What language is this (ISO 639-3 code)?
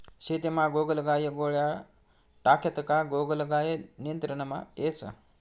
mar